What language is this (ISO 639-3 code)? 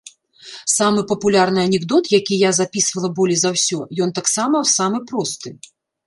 bel